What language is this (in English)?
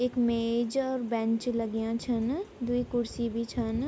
Garhwali